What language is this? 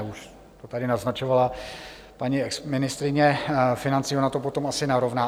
Czech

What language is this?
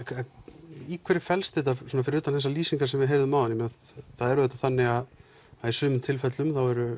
Icelandic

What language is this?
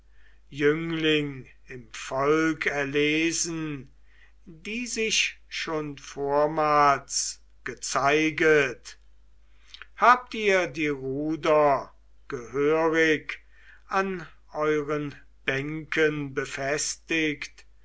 German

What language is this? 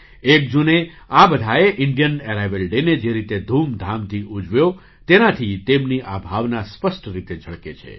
Gujarati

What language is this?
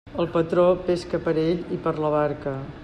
Catalan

